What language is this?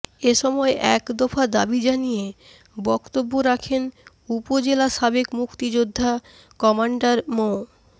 Bangla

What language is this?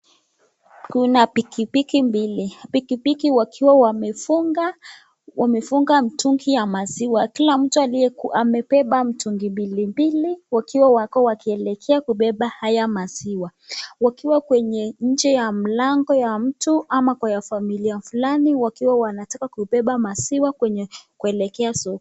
Swahili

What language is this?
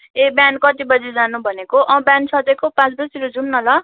Nepali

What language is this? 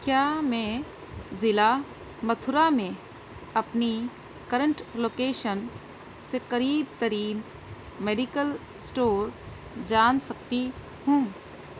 Urdu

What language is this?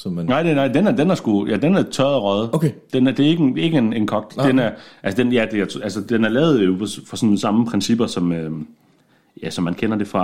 Danish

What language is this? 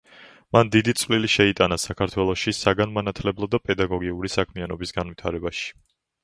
Georgian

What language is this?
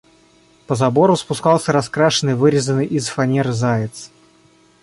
Russian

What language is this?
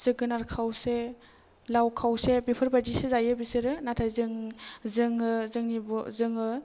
Bodo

